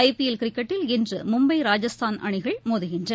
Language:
Tamil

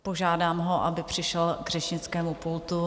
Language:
Czech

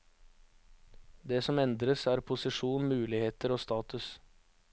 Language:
Norwegian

